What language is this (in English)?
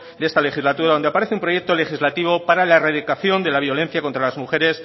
Spanish